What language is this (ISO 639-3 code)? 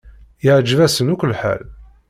kab